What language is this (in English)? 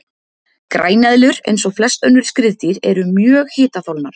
Icelandic